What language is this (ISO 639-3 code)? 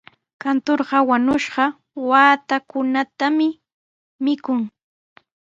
qws